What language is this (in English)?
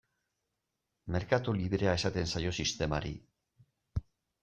Basque